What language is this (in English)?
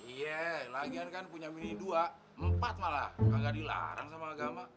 Indonesian